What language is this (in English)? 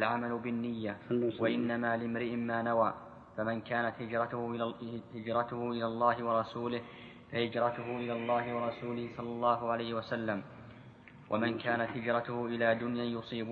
Arabic